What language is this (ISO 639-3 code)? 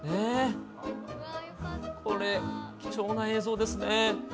jpn